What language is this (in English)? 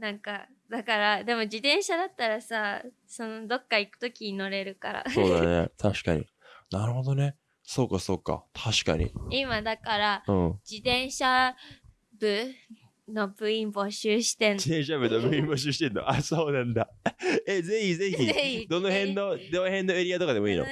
Japanese